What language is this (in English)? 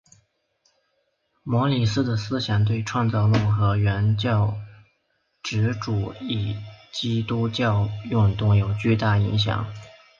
Chinese